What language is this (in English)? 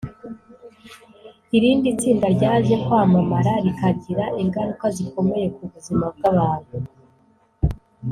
Kinyarwanda